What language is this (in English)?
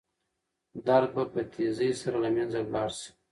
Pashto